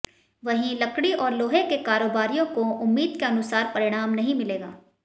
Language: Hindi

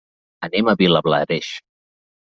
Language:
Catalan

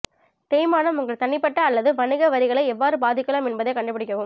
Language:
Tamil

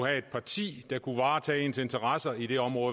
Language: Danish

